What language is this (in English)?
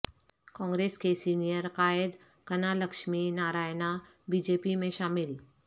Urdu